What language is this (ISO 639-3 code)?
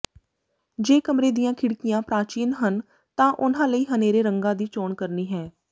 pan